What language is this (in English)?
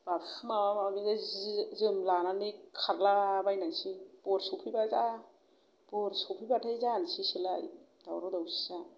Bodo